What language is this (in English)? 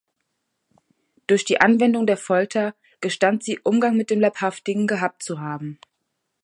German